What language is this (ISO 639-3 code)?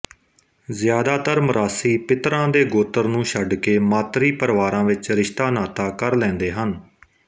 pan